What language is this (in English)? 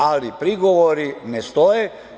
Serbian